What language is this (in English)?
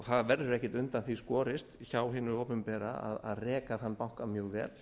Icelandic